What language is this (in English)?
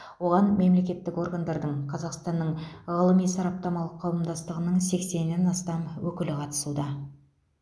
Kazakh